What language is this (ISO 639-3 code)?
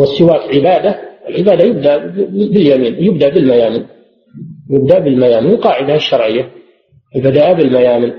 ara